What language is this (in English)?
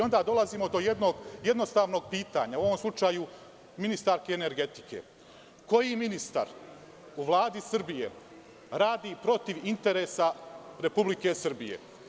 Serbian